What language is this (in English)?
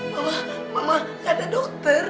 Indonesian